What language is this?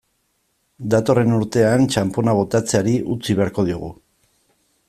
Basque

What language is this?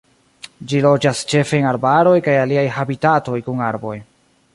Esperanto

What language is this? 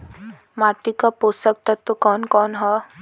Bhojpuri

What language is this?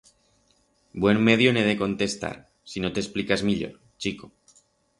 Aragonese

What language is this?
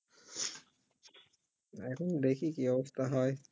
Bangla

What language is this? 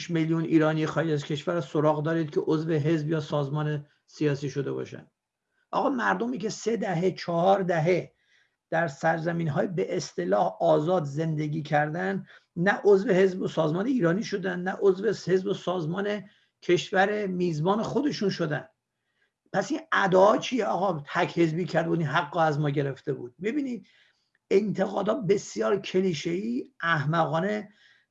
Persian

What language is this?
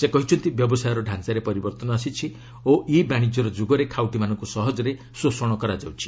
Odia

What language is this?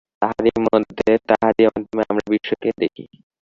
Bangla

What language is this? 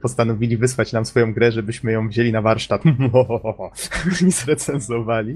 Polish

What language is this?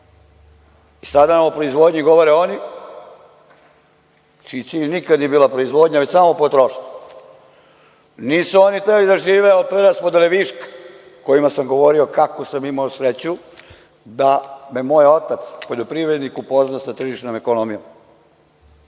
Serbian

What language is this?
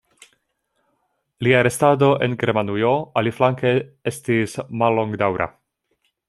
Esperanto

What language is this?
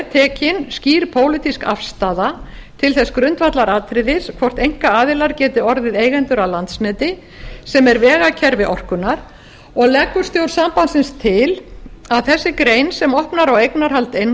Icelandic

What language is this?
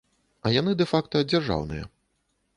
Belarusian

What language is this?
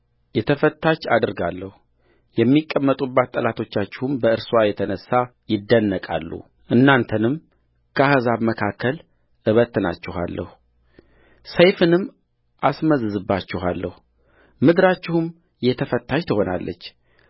Amharic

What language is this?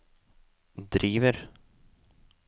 Norwegian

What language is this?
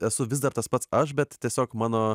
Lithuanian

